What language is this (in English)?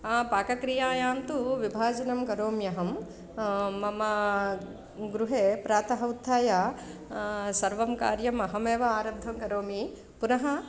Sanskrit